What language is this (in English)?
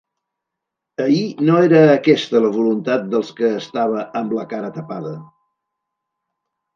Catalan